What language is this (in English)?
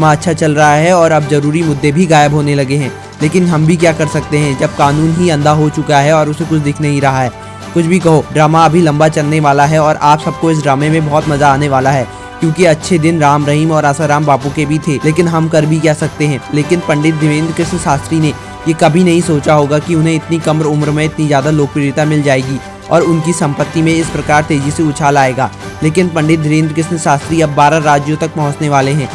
Hindi